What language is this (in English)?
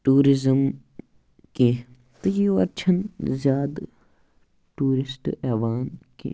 Kashmiri